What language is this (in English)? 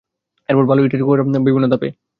Bangla